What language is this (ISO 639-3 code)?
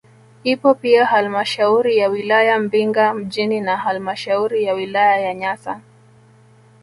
swa